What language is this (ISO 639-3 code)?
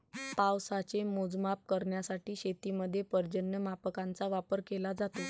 mar